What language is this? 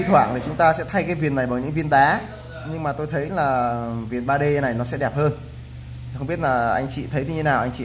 Vietnamese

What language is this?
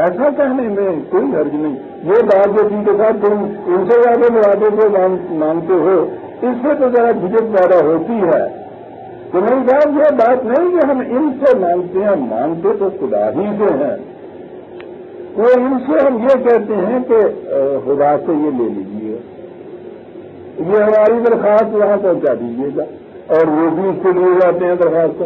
Arabic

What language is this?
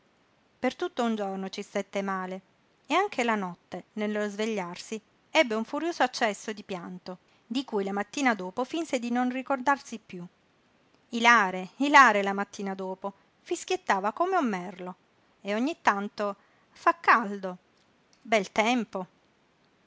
Italian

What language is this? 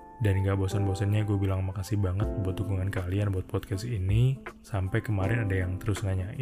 Indonesian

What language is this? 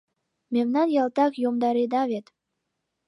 Mari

